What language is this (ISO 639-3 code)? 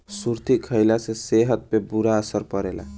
bho